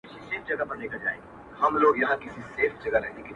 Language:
Pashto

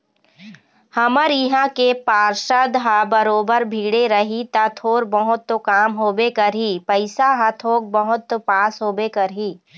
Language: Chhattisgarhi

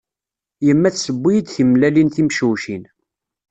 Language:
Kabyle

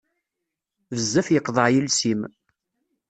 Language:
Kabyle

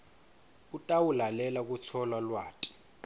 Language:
Swati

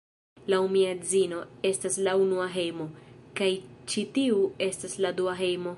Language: Esperanto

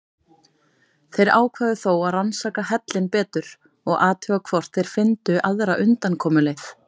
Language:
Icelandic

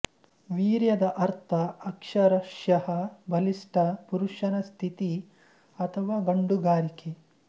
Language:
Kannada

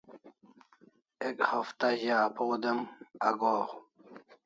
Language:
Kalasha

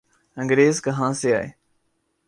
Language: Urdu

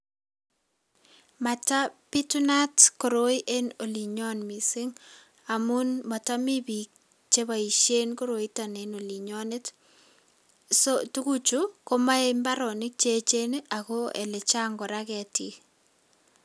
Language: Kalenjin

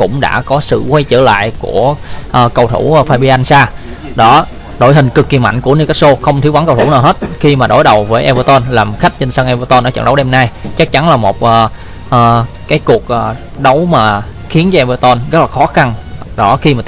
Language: Vietnamese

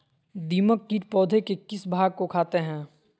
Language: Magahi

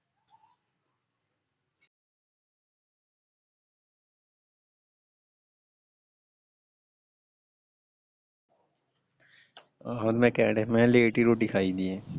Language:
Punjabi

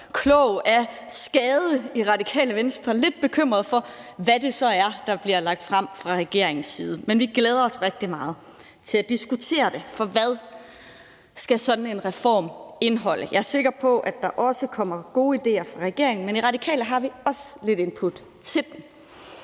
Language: Danish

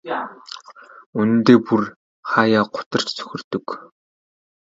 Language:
Mongolian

